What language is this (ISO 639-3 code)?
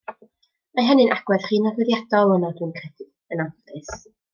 cym